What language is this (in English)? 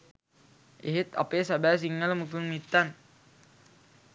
Sinhala